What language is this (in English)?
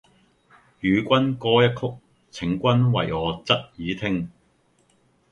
Cantonese